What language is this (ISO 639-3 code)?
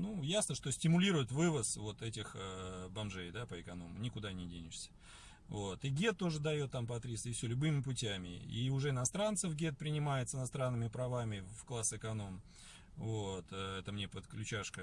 rus